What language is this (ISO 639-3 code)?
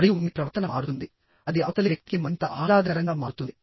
tel